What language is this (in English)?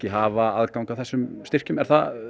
Icelandic